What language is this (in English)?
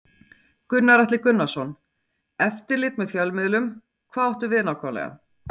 Icelandic